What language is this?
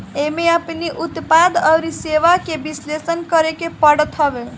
Bhojpuri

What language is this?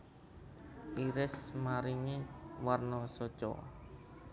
Javanese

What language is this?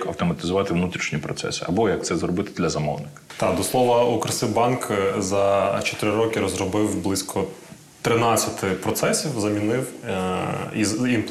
Ukrainian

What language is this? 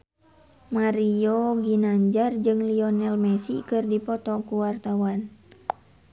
Sundanese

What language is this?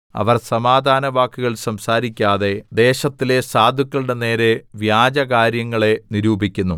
Malayalam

